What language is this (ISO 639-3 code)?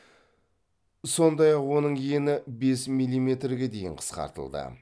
kaz